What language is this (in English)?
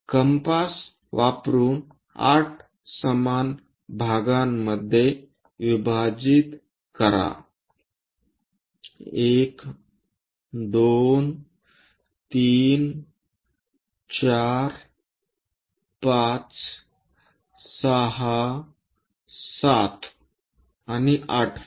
Marathi